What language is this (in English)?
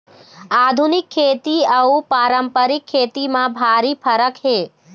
Chhattisgarhi